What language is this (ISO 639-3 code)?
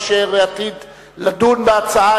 heb